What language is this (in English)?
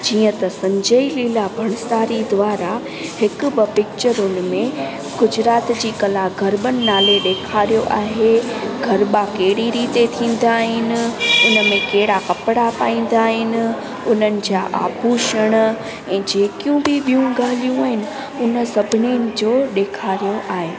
Sindhi